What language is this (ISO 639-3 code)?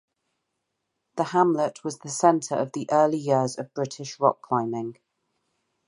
eng